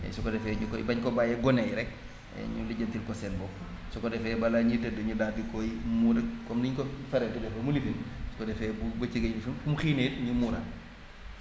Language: Wolof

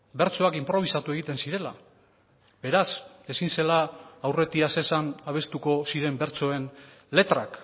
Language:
Basque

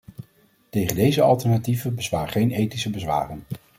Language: Dutch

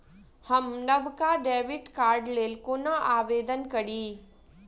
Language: Maithili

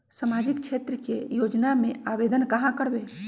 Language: Magahi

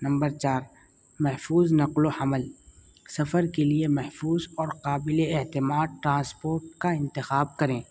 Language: Urdu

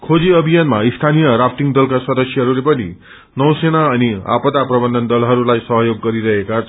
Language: Nepali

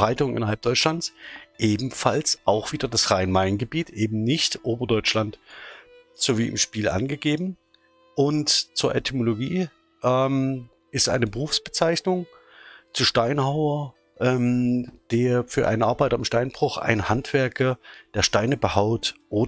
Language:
German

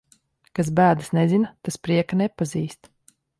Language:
Latvian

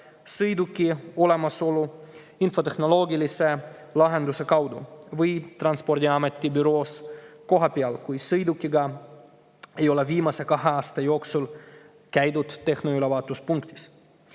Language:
Estonian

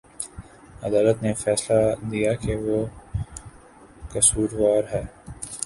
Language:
Urdu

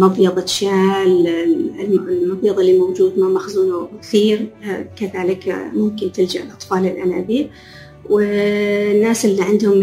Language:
Arabic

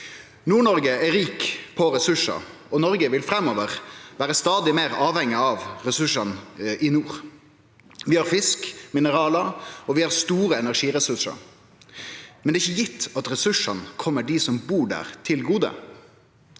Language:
Norwegian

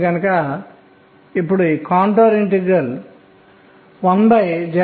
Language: Telugu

